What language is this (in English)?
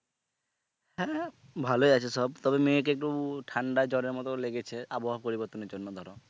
Bangla